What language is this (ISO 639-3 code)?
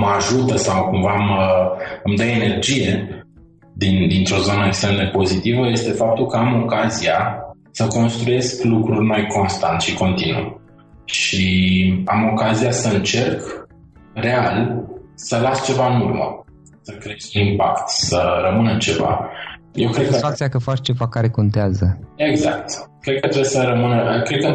ron